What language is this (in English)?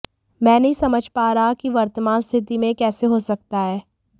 Hindi